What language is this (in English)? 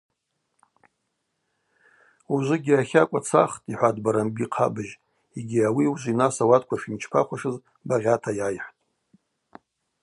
Abaza